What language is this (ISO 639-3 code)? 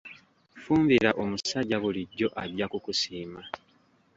lug